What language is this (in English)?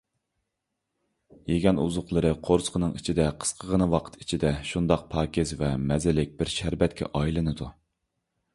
Uyghur